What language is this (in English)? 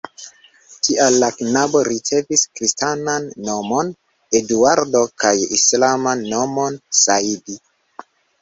Esperanto